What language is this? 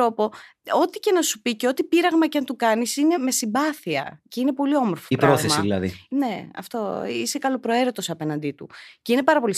Greek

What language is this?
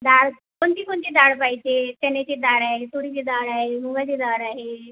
Marathi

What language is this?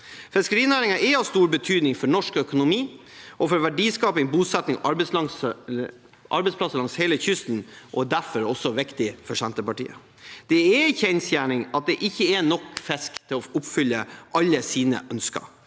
Norwegian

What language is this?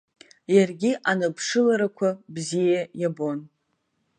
Abkhazian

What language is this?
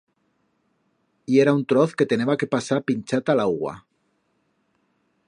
Aragonese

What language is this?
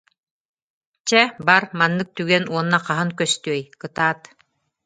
Yakut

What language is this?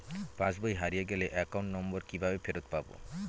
Bangla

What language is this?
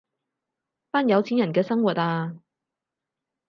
Cantonese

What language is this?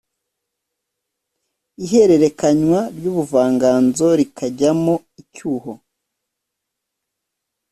Kinyarwanda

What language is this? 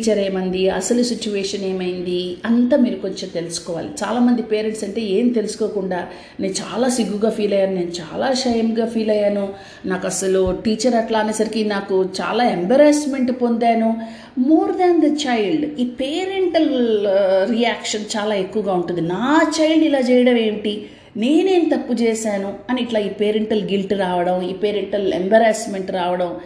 Telugu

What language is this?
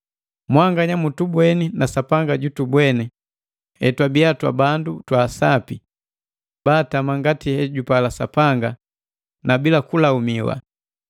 Matengo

